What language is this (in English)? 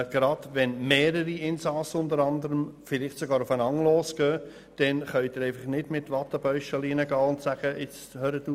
Swiss German